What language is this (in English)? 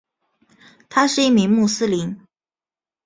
Chinese